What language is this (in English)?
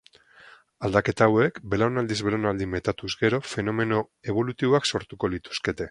Basque